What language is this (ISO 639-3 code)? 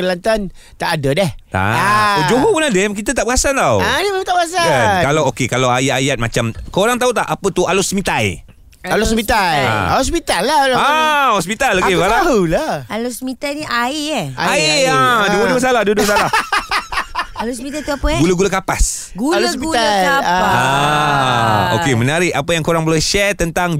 msa